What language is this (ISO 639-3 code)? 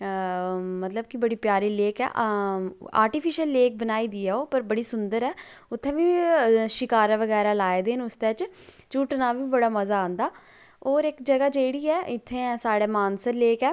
doi